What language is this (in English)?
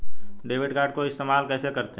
Hindi